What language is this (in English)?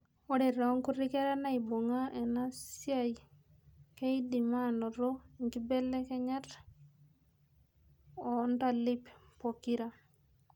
Masai